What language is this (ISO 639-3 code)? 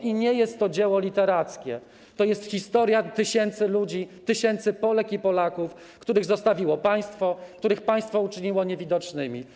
pol